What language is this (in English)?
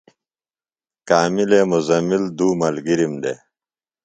Phalura